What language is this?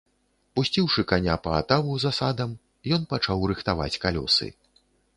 Belarusian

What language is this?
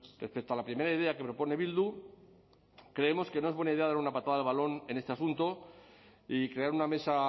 Spanish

